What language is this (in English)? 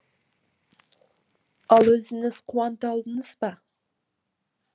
Kazakh